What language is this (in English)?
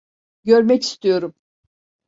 Turkish